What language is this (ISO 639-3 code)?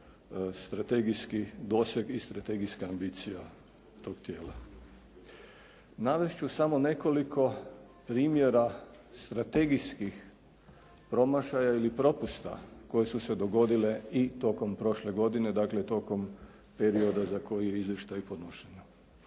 hrv